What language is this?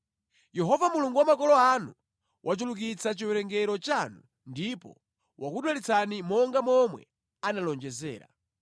Nyanja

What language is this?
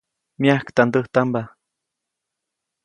Copainalá Zoque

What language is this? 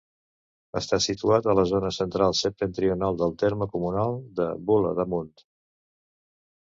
Catalan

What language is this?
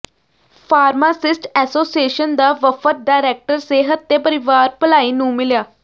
Punjabi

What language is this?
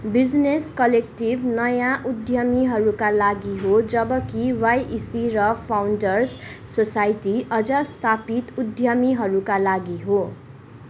Nepali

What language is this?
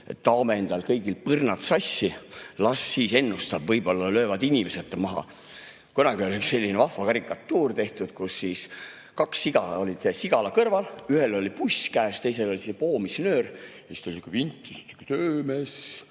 Estonian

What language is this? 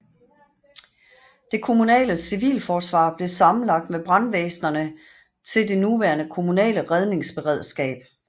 Danish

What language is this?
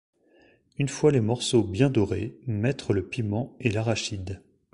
French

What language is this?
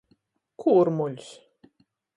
Latgalian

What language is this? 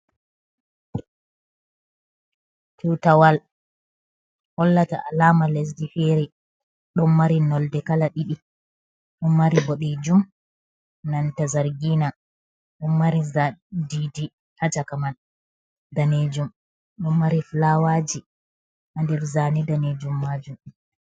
Fula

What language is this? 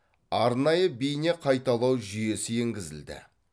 Kazakh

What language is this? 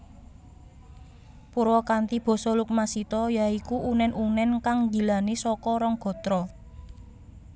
Javanese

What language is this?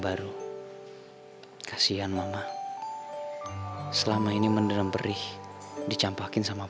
Indonesian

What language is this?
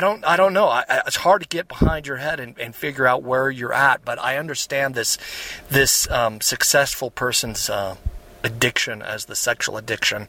English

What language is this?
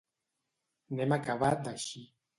Catalan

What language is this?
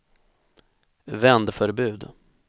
Swedish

